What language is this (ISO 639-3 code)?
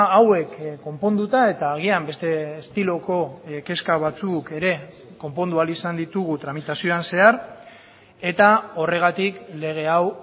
eus